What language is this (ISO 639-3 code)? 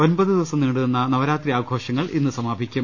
mal